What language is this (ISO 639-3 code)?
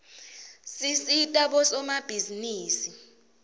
ssw